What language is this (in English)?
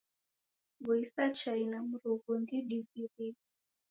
Taita